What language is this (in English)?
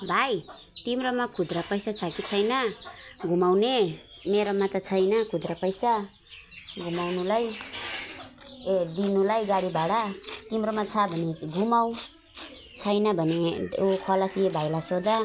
Nepali